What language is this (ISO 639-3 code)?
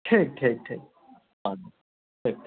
mai